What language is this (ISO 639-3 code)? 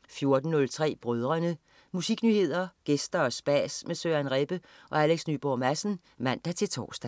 dan